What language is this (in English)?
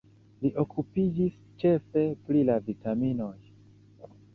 Esperanto